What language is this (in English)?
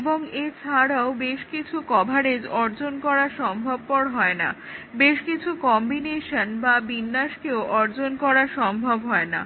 Bangla